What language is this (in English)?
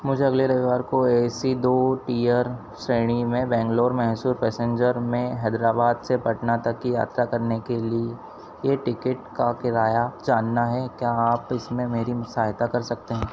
Hindi